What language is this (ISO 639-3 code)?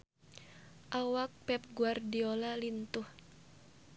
sun